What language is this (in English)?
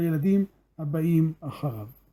Hebrew